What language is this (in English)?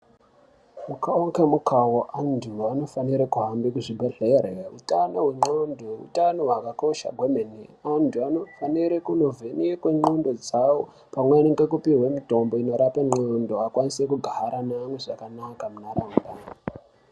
Ndau